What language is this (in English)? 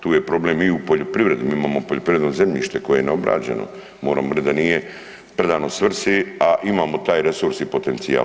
Croatian